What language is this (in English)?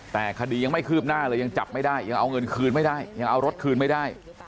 Thai